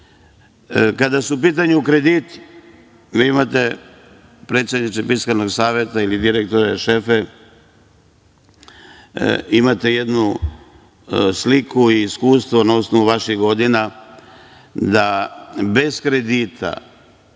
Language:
Serbian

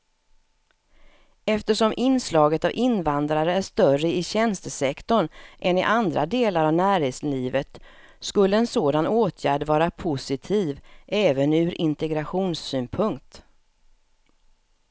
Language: Swedish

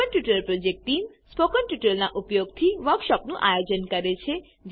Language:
Gujarati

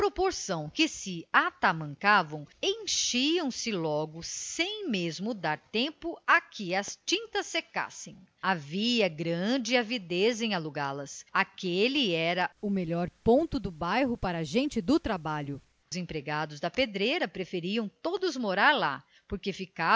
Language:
Portuguese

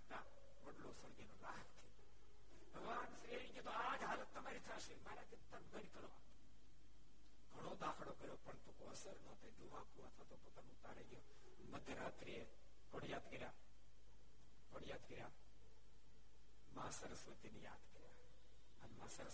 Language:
Gujarati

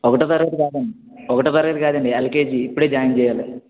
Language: Telugu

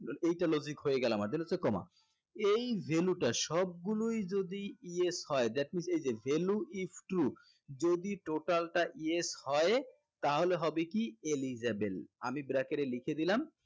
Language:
Bangla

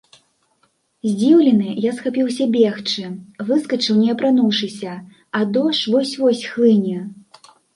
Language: Belarusian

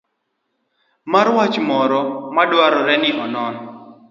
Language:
Luo (Kenya and Tanzania)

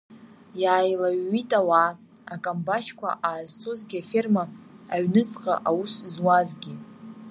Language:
Abkhazian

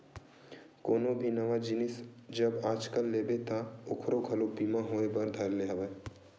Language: Chhattisgarhi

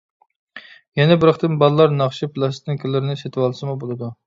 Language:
Uyghur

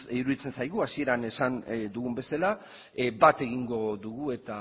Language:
Basque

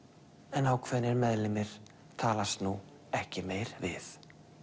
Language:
Icelandic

